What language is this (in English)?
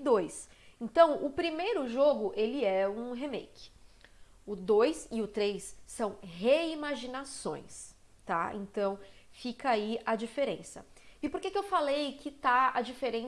Portuguese